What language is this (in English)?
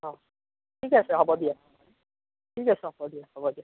Assamese